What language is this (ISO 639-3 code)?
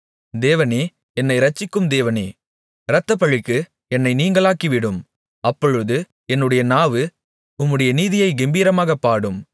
tam